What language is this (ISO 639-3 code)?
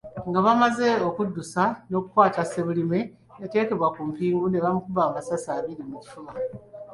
lug